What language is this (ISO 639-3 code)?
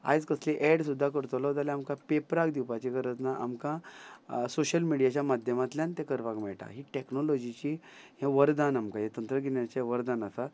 kok